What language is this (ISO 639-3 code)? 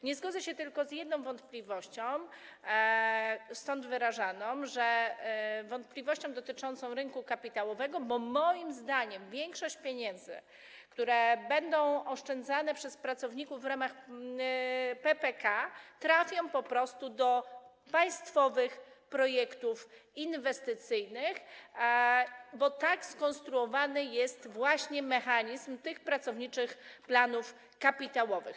pol